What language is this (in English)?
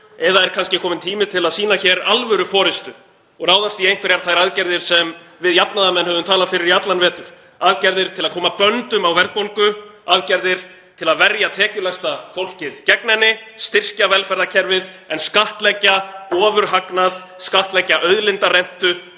Icelandic